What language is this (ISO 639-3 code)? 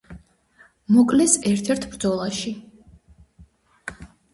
kat